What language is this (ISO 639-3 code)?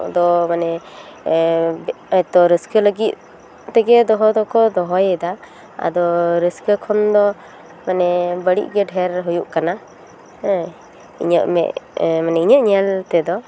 sat